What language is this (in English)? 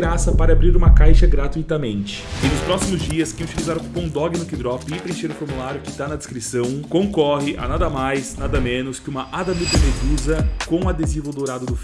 Portuguese